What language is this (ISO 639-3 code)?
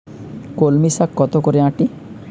ben